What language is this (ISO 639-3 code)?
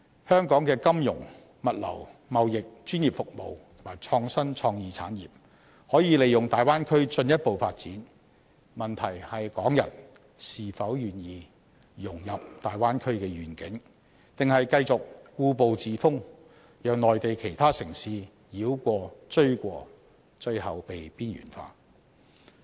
yue